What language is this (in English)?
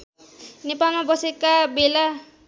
Nepali